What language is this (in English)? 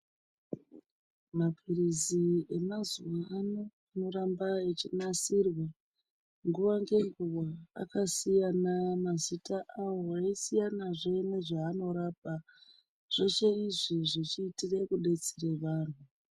Ndau